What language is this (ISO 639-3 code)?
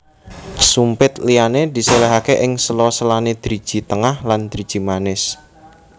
jav